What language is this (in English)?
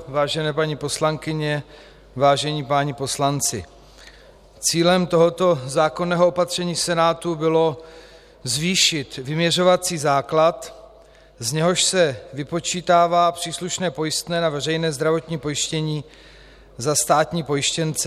Czech